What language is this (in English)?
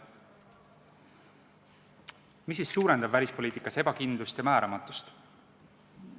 Estonian